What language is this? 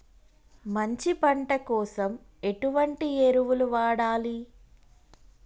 Telugu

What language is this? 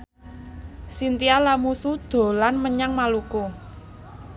Javanese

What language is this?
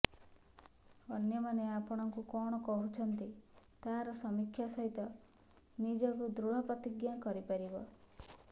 Odia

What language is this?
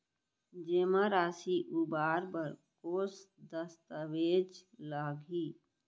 Chhattisgarhi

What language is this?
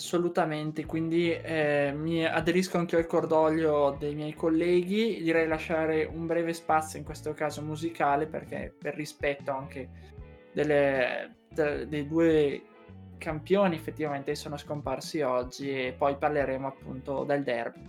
Italian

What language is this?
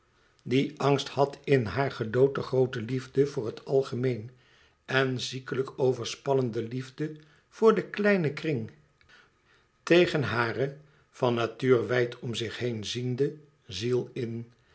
Dutch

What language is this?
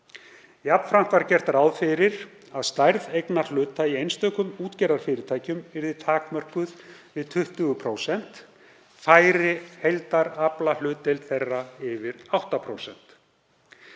Icelandic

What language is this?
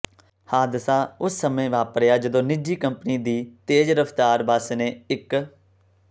Punjabi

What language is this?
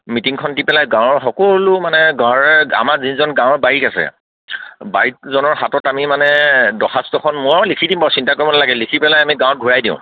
Assamese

